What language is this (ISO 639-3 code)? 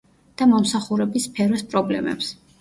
kat